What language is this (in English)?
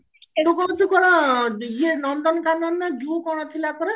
Odia